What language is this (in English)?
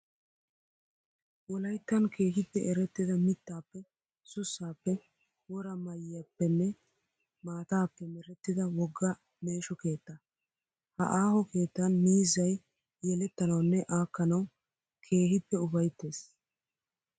Wolaytta